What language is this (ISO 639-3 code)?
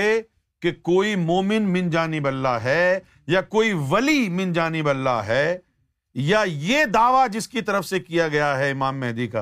urd